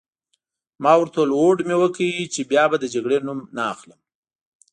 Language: Pashto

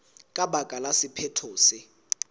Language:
Southern Sotho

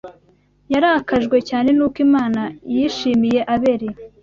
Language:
Kinyarwanda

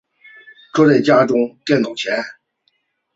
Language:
Chinese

